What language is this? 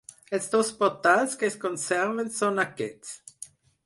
Catalan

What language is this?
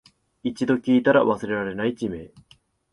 Japanese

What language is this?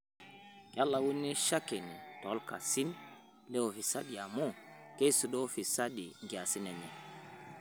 Masai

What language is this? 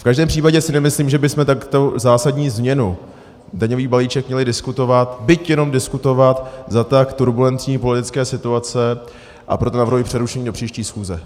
Czech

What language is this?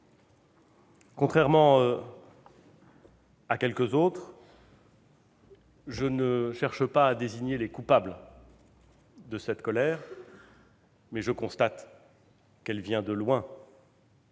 French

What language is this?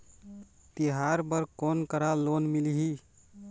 Chhattisgarhi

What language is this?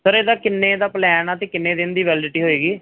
Punjabi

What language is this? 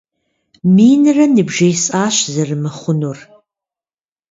Kabardian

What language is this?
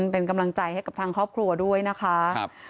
Thai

